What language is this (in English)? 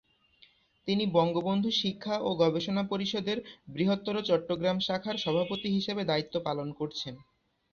Bangla